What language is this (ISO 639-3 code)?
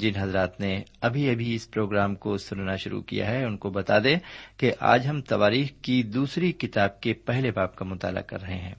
urd